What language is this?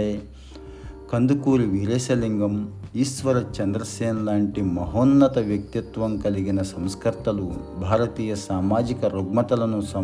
Telugu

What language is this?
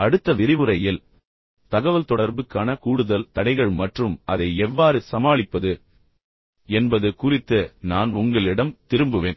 Tamil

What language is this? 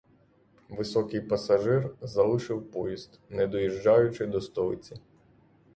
Ukrainian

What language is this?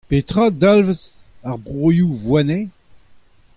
Breton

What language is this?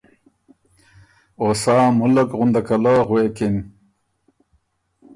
Ormuri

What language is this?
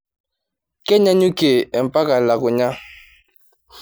Masai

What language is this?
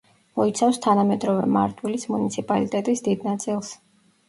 Georgian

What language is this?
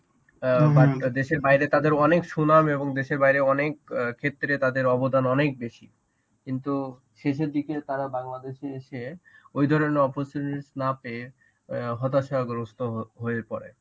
Bangla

